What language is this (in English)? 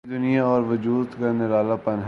Urdu